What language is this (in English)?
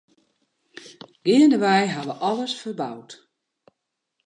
Western Frisian